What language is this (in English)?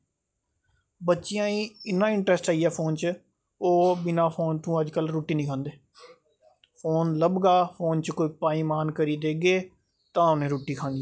Dogri